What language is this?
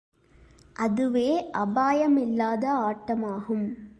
Tamil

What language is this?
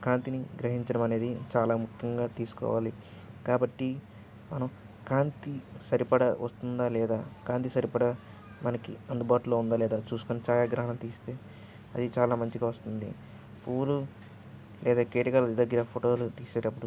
Telugu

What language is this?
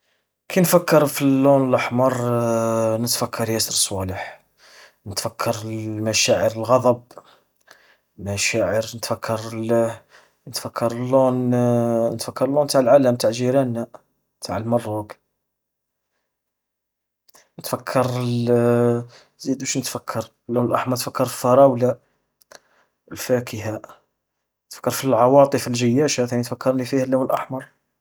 Algerian Arabic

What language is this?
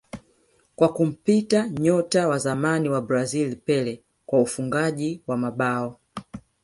Swahili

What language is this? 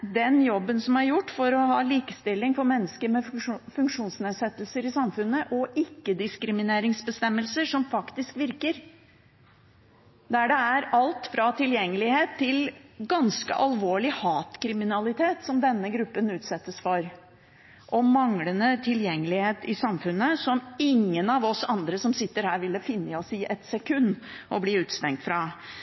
Norwegian Bokmål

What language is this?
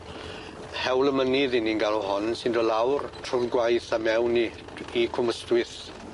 Welsh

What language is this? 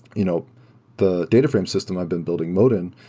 English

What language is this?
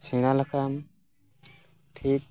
Santali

